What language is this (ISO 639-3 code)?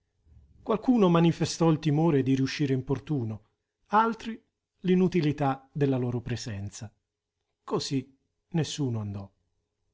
ita